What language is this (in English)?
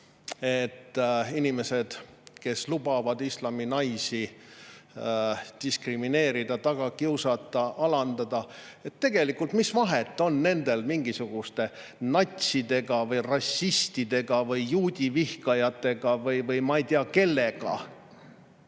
Estonian